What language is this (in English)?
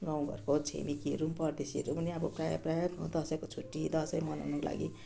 Nepali